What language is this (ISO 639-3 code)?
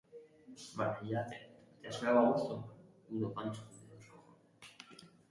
eus